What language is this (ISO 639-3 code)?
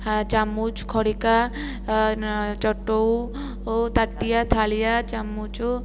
ori